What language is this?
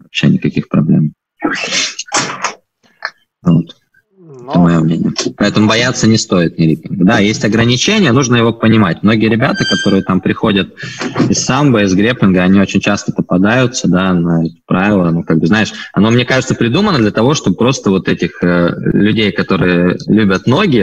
Russian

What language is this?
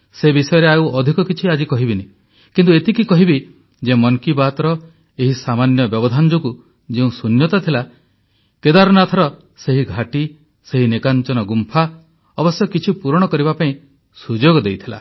Odia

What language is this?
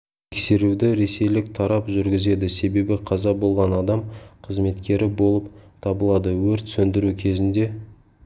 Kazakh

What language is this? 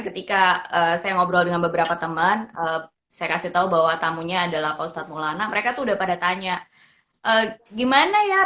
Indonesian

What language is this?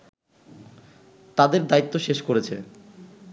Bangla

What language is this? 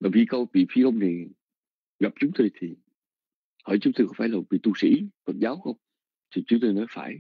Vietnamese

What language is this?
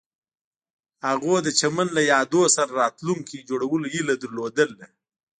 Pashto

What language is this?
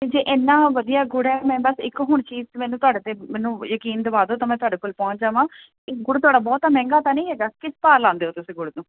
Punjabi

